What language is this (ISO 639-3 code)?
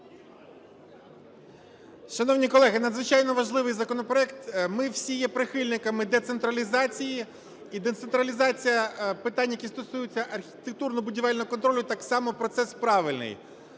ukr